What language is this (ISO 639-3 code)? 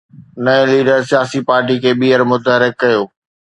snd